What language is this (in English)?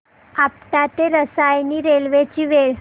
Marathi